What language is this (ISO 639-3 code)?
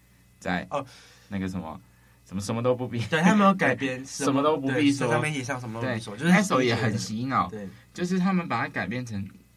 zho